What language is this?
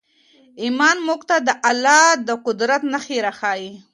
Pashto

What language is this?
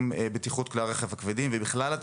Hebrew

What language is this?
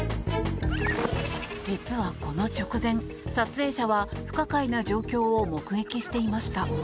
Japanese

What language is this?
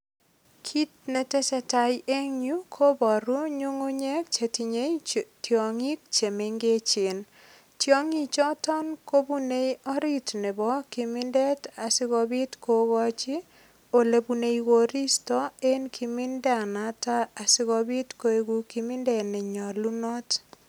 Kalenjin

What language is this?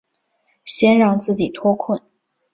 Chinese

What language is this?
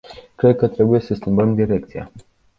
Romanian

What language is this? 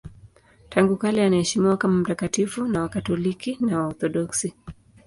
Swahili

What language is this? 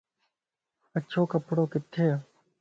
Lasi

